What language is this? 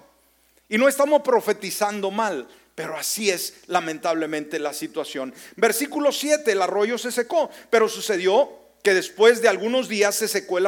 Spanish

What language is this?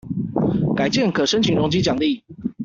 Chinese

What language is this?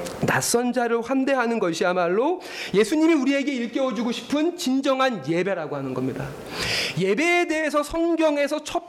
Korean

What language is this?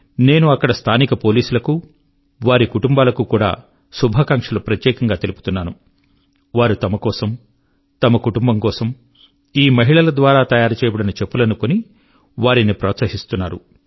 Telugu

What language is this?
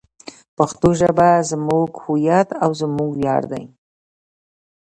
Pashto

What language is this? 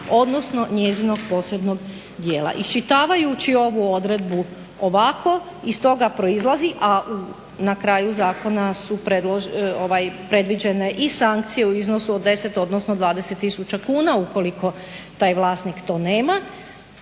Croatian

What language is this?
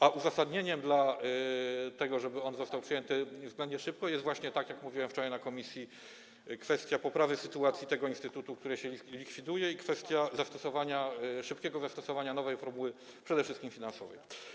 Polish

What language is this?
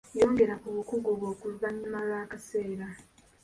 Ganda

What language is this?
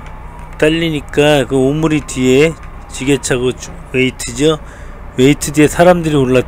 Korean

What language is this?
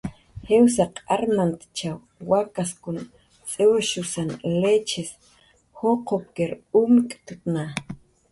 Jaqaru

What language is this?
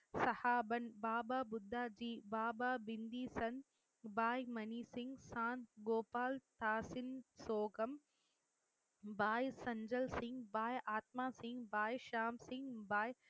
Tamil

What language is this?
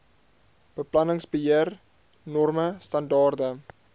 Afrikaans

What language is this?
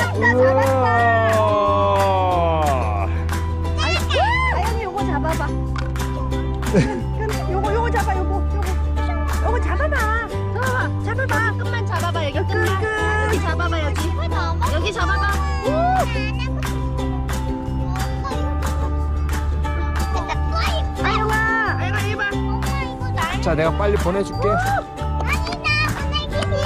Korean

